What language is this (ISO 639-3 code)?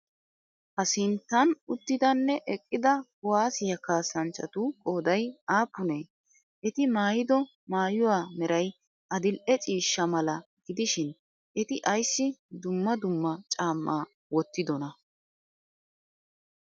wal